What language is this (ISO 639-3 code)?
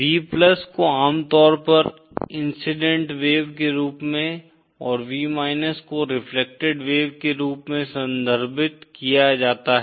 hin